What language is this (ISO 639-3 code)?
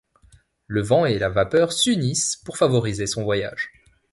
fra